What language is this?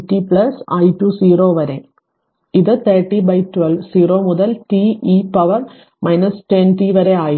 Malayalam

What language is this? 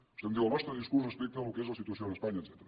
Catalan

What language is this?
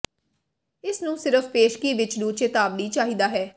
Punjabi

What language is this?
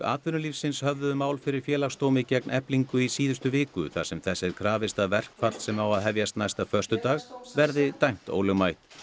Icelandic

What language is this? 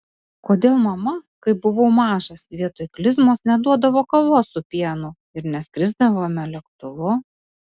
Lithuanian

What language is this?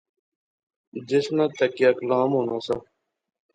Pahari-Potwari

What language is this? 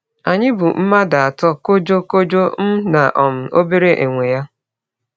Igbo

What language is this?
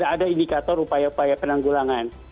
Indonesian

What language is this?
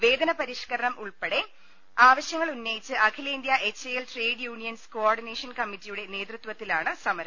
Malayalam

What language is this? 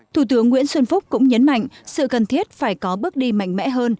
Vietnamese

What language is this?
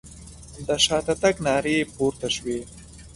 Pashto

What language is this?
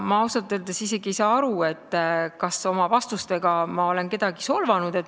Estonian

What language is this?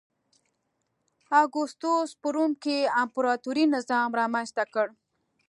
Pashto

